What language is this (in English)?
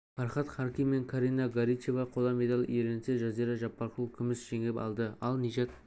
Kazakh